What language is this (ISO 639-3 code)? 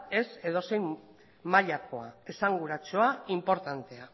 eus